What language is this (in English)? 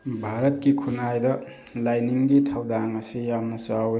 Manipuri